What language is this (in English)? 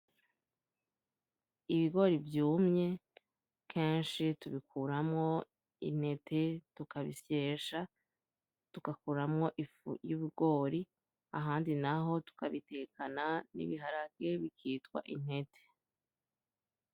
Rundi